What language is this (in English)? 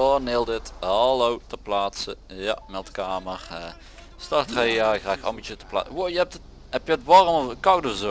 Dutch